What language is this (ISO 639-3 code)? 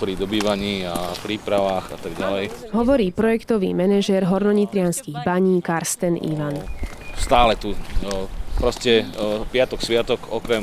slk